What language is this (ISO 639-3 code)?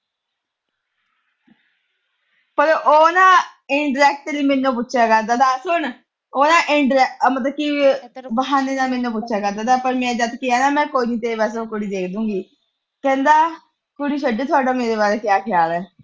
pan